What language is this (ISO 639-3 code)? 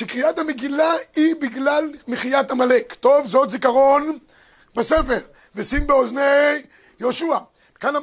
heb